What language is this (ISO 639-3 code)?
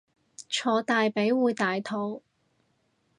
yue